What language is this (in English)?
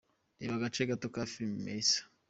Kinyarwanda